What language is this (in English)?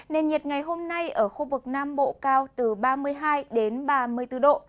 Vietnamese